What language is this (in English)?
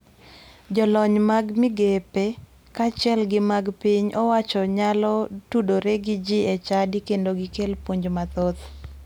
Luo (Kenya and Tanzania)